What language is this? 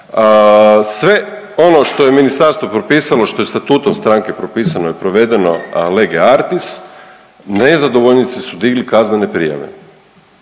Croatian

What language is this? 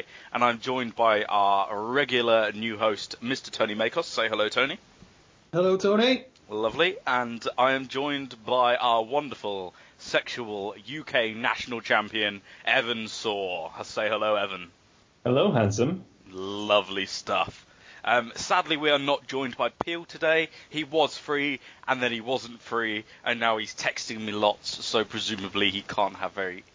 English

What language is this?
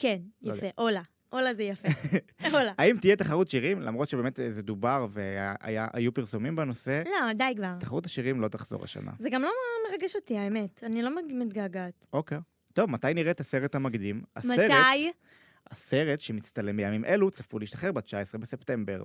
Hebrew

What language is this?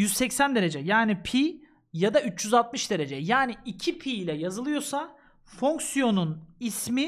Turkish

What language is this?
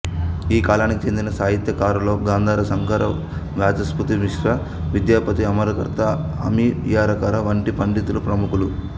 Telugu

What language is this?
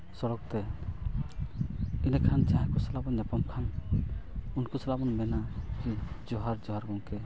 Santali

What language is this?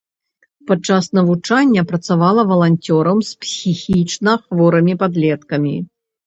Belarusian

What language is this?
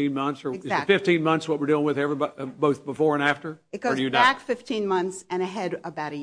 English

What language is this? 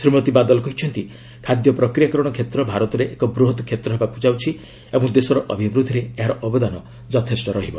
Odia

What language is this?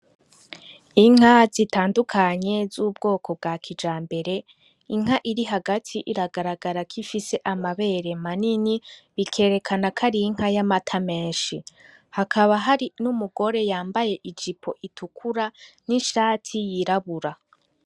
Rundi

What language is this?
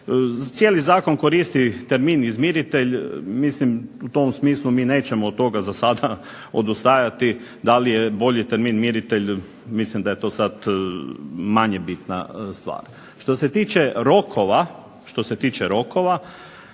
Croatian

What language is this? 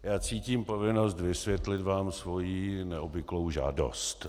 Czech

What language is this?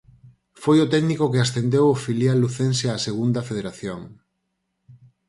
Galician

